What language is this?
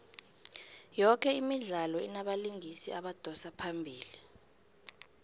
South Ndebele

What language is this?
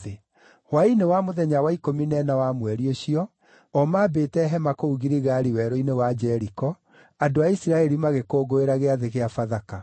Kikuyu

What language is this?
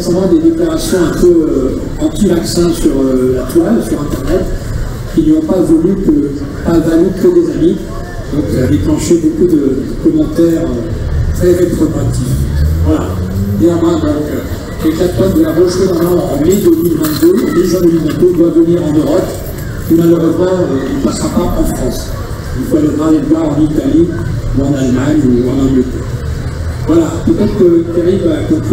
French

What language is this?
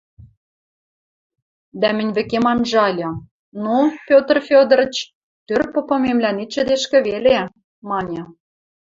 Western Mari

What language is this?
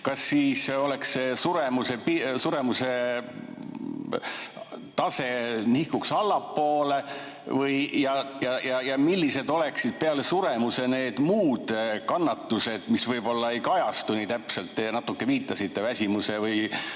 Estonian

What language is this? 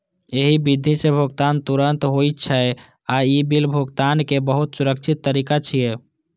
Maithili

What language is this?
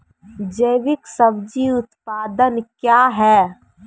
Maithili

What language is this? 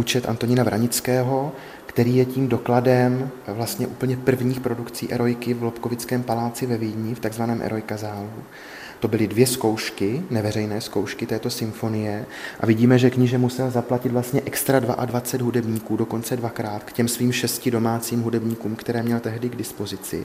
Czech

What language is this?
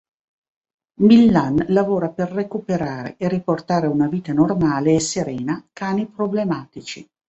Italian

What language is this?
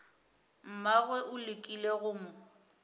Northern Sotho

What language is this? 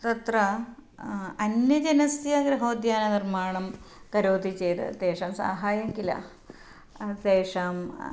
Sanskrit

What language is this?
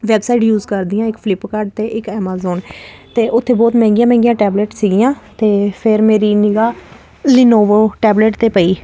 Punjabi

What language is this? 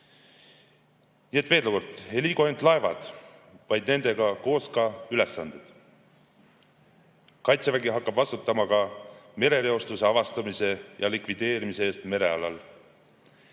Estonian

